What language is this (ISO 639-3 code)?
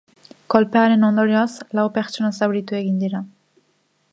eus